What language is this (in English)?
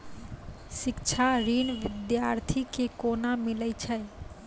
Maithili